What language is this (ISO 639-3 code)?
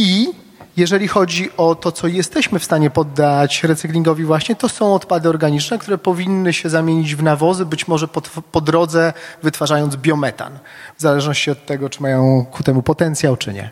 pol